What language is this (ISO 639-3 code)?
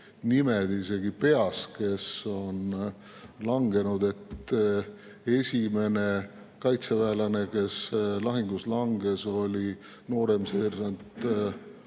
est